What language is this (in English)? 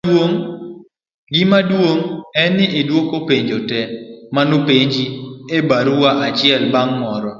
Luo (Kenya and Tanzania)